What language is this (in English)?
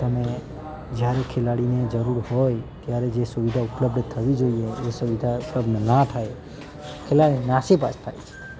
Gujarati